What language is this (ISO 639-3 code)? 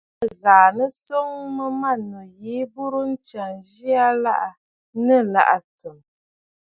bfd